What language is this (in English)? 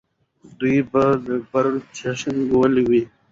Pashto